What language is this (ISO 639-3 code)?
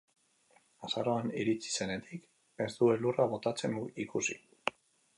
eus